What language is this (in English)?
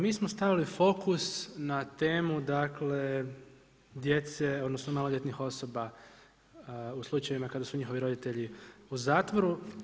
Croatian